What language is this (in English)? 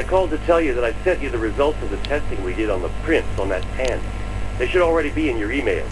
Polish